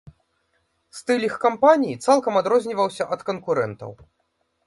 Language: Belarusian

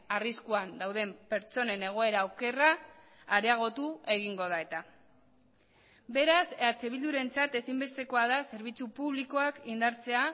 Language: Basque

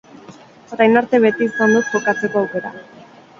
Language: Basque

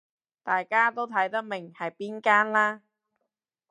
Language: Cantonese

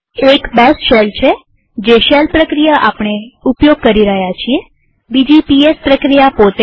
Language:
Gujarati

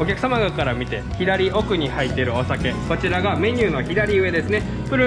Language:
Japanese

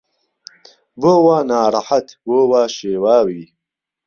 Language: Central Kurdish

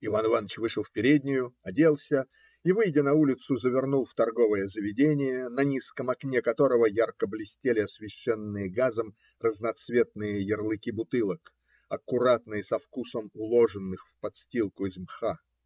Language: Russian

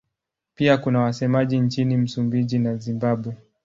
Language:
Swahili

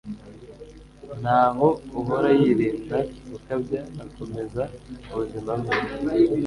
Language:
Kinyarwanda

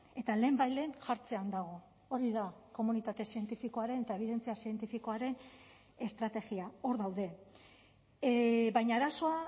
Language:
Basque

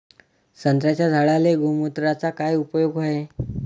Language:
Marathi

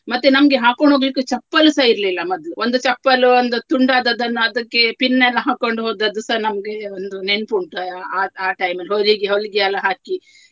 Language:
Kannada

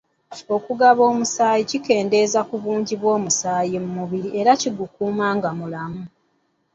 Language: Ganda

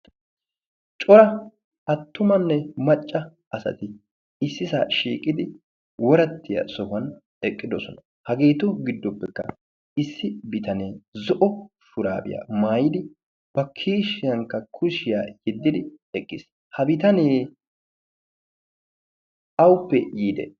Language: Wolaytta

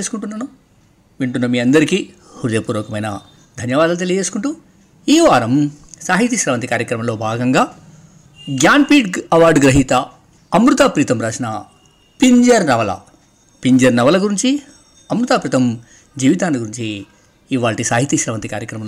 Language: Telugu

